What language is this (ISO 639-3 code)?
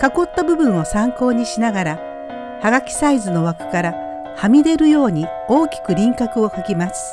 jpn